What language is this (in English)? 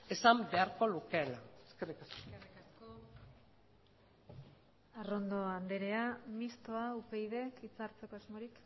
Basque